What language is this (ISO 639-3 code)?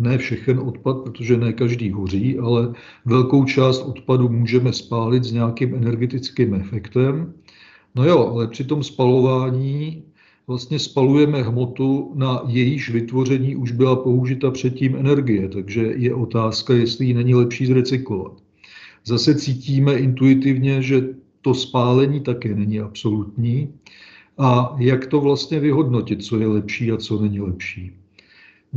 ces